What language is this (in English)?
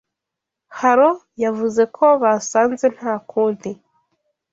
Kinyarwanda